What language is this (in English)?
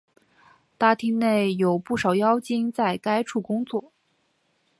Chinese